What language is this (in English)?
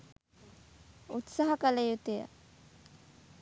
Sinhala